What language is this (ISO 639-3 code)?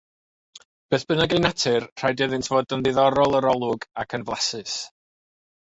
cym